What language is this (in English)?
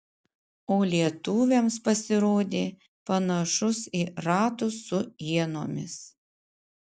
Lithuanian